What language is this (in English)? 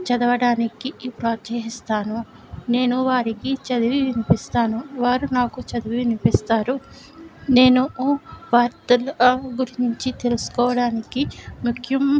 Telugu